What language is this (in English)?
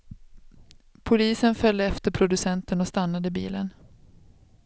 Swedish